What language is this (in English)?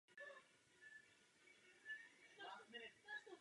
Czech